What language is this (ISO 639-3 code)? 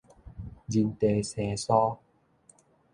nan